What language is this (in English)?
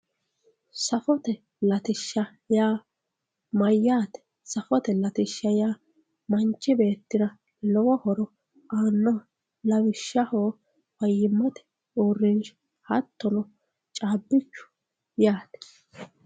Sidamo